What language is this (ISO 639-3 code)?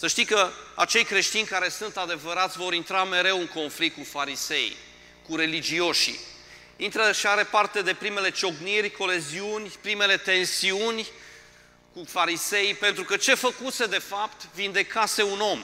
ron